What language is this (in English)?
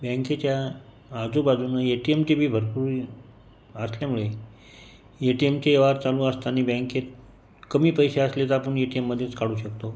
Marathi